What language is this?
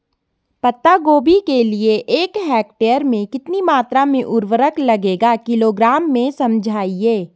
Hindi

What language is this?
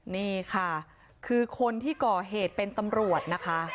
Thai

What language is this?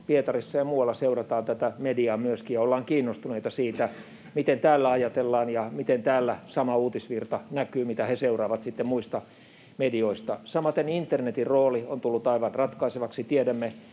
Finnish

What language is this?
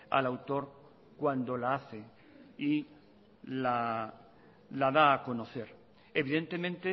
Spanish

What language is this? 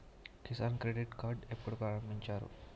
Telugu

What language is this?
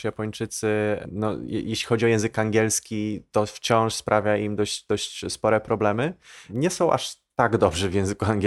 Polish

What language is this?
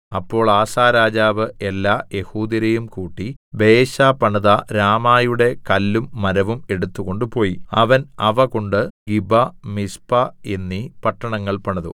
Malayalam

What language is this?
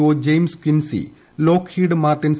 Malayalam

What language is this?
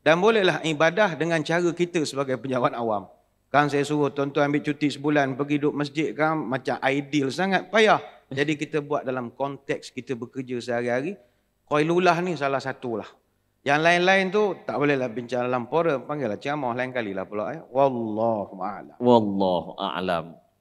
Malay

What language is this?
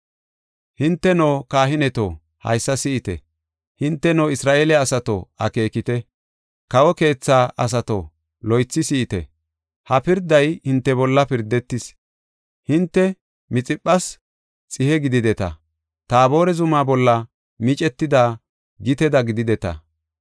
Gofa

